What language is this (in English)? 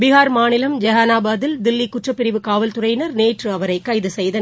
Tamil